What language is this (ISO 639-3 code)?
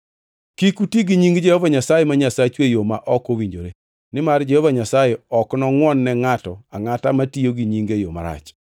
luo